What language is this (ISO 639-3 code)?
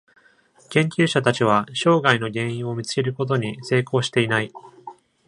jpn